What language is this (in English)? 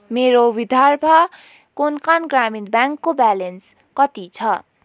Nepali